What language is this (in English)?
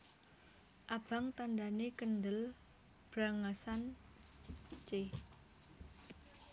Javanese